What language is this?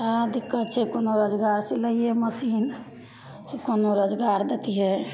Maithili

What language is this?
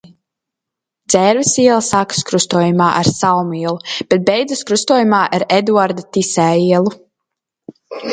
Latvian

